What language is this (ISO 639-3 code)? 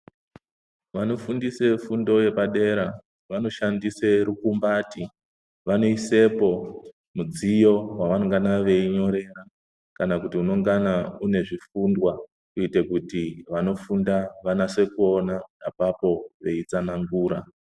ndc